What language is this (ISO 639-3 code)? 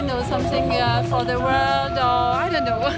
tha